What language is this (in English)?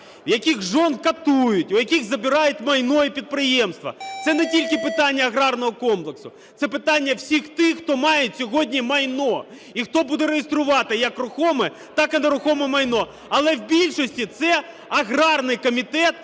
Ukrainian